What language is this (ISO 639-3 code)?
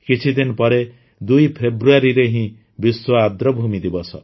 ori